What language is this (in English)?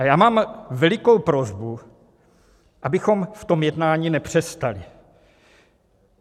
Czech